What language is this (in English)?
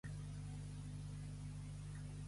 Catalan